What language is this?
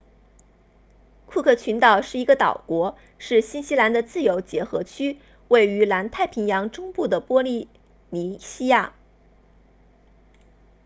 Chinese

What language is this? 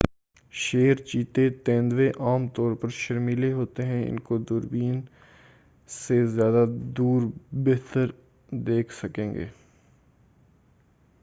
Urdu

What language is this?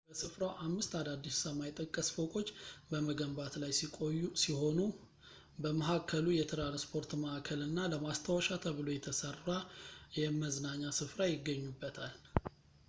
Amharic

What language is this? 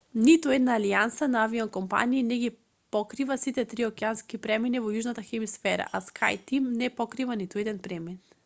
Macedonian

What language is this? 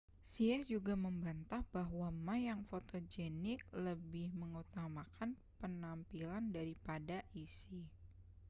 Indonesian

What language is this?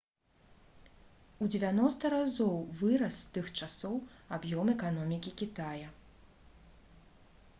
Belarusian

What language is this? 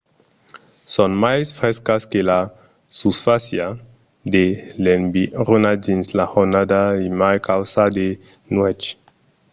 Occitan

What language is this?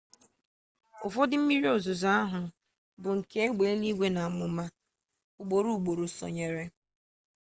Igbo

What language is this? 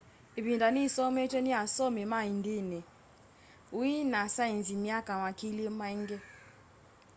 Kamba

